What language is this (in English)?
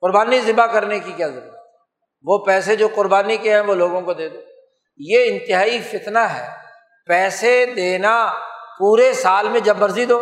Urdu